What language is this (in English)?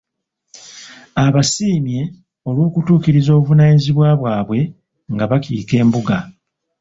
Ganda